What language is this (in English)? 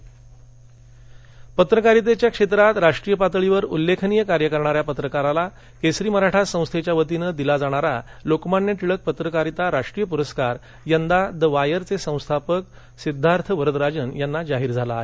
Marathi